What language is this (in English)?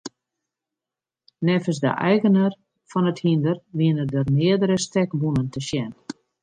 Western Frisian